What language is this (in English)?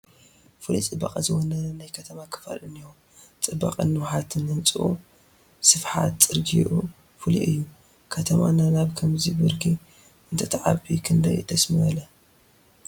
Tigrinya